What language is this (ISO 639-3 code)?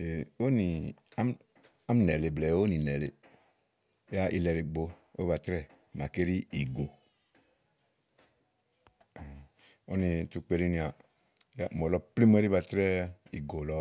ahl